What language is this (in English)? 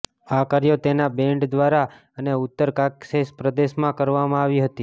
Gujarati